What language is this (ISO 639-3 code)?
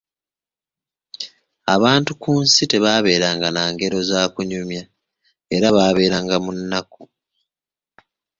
lug